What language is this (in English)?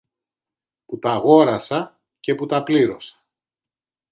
Greek